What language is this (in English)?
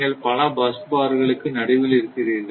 Tamil